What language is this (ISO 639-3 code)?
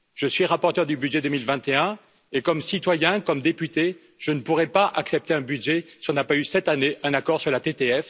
fra